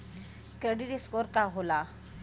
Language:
Bhojpuri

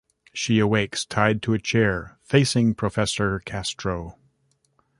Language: English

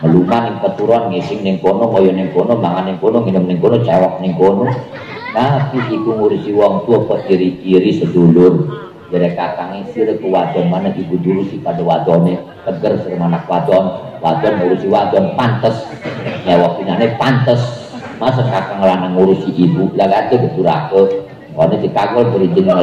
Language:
Indonesian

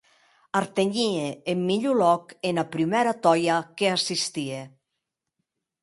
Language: Occitan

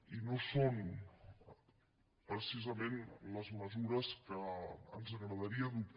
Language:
Catalan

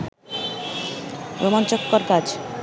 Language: Bangla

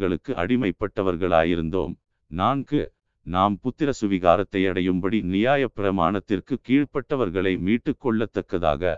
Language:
Tamil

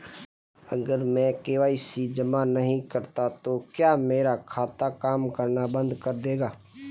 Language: Hindi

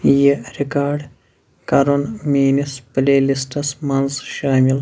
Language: Kashmiri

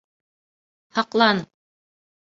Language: Bashkir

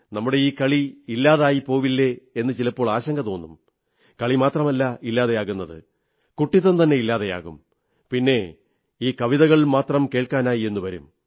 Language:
Malayalam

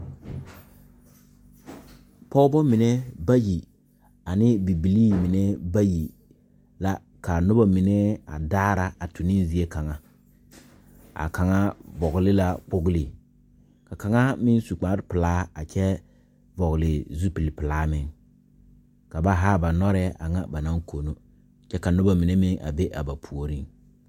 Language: Southern Dagaare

